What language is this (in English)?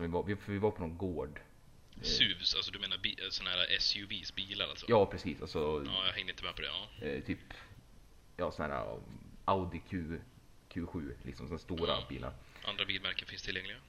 Swedish